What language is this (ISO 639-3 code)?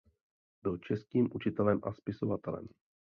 ces